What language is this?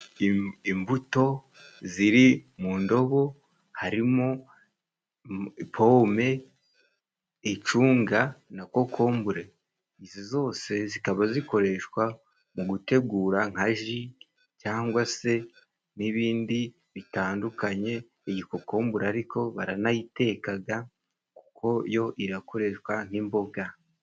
Kinyarwanda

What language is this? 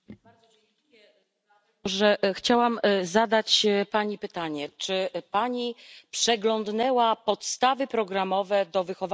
Polish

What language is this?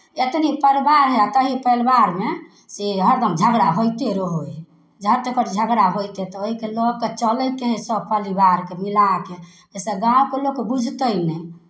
Maithili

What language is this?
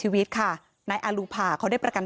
Thai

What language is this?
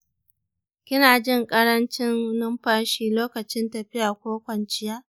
Hausa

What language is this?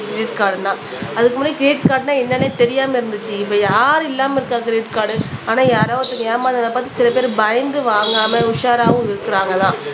Tamil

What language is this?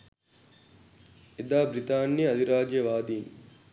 Sinhala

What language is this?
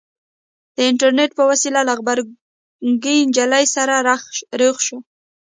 Pashto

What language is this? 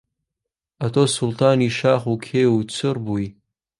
Central Kurdish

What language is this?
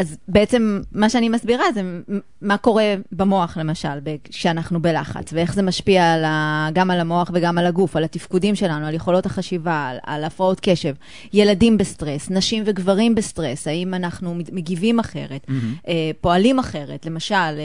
Hebrew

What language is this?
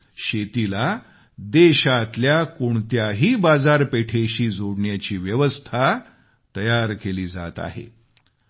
Marathi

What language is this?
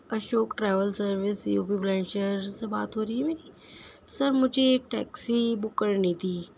Urdu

